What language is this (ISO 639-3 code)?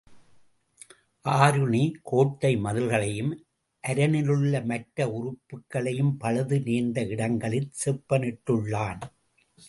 tam